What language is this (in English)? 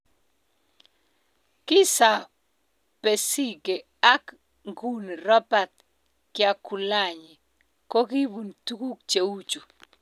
Kalenjin